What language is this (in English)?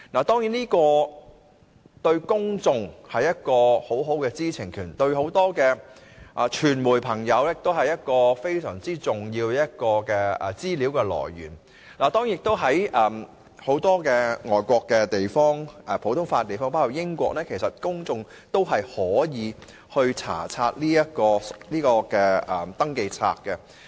Cantonese